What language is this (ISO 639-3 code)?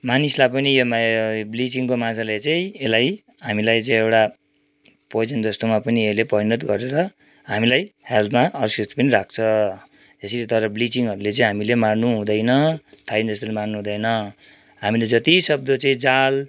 nep